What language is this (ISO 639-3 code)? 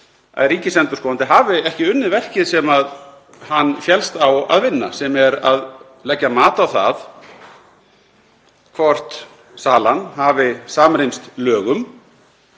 isl